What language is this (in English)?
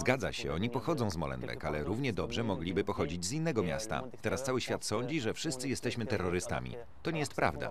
Polish